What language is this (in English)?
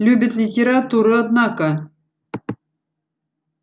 Russian